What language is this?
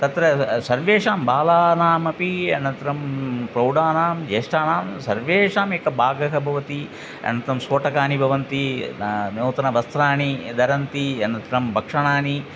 Sanskrit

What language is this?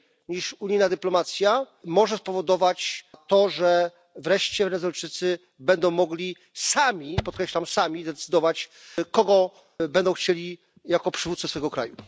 Polish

